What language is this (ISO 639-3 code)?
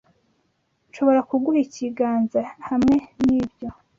kin